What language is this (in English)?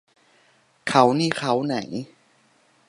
Thai